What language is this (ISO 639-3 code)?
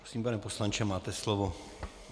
ces